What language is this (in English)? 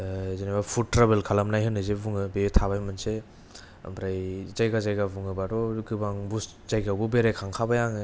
Bodo